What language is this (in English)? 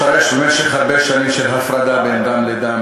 Hebrew